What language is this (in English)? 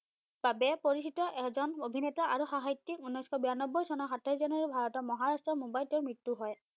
Assamese